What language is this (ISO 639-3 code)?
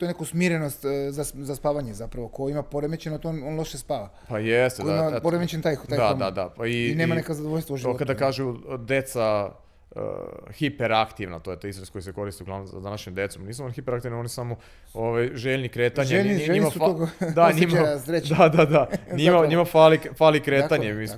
hrv